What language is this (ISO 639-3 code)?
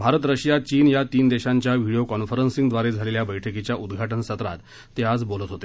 mar